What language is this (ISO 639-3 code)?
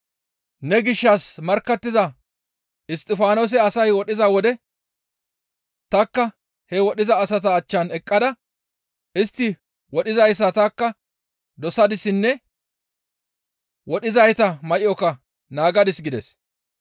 gmv